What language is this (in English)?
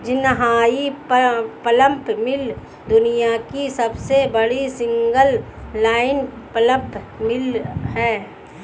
Hindi